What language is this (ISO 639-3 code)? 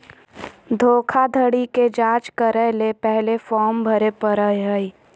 mag